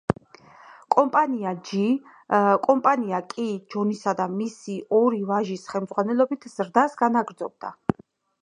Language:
Georgian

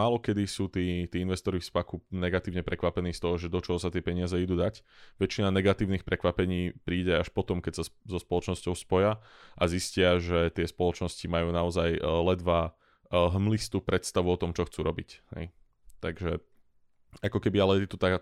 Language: Slovak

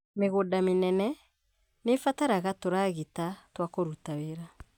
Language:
Kikuyu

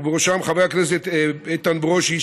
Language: Hebrew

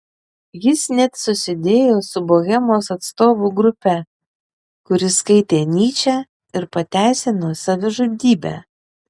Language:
Lithuanian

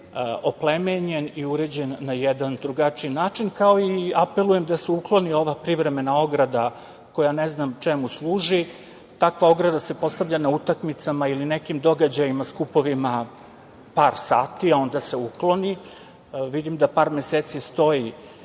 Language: Serbian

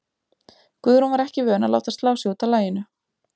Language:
Icelandic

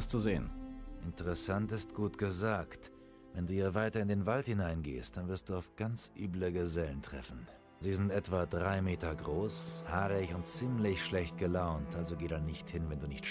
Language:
German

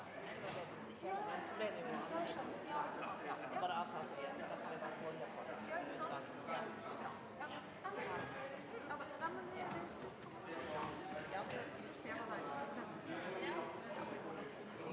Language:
Norwegian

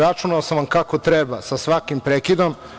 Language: Serbian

